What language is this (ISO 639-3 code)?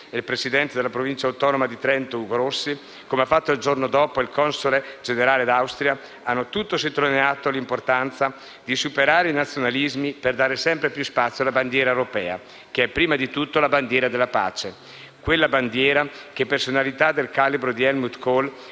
ita